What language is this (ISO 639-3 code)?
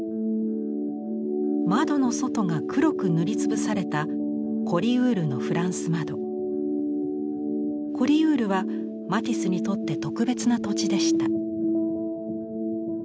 jpn